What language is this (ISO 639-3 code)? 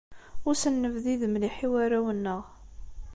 kab